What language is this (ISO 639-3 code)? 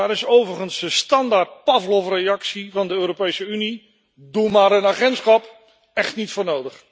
nld